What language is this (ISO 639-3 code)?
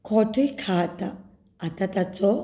kok